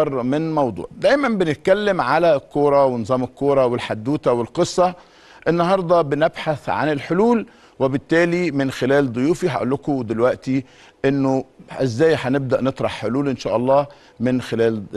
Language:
Arabic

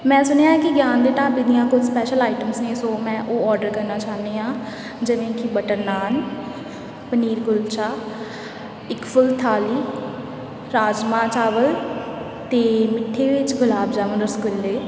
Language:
Punjabi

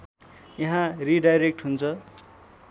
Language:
Nepali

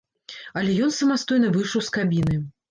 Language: Belarusian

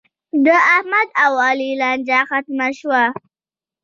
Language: Pashto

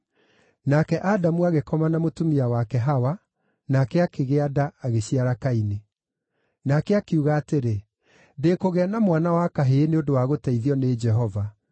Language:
Kikuyu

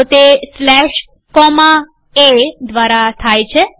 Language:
Gujarati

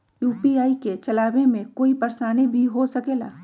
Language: Magahi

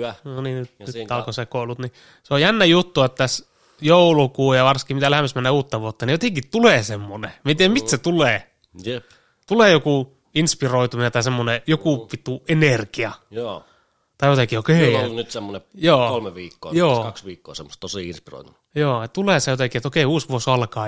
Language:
Finnish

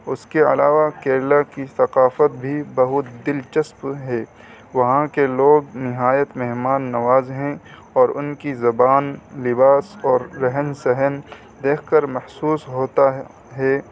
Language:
Urdu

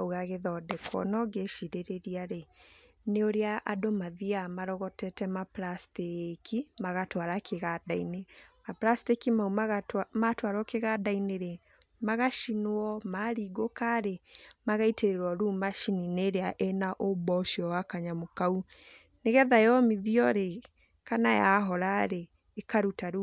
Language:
Kikuyu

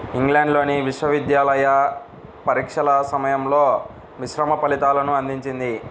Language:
Telugu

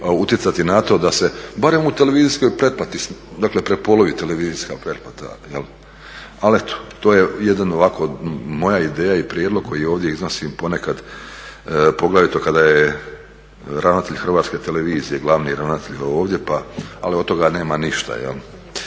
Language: Croatian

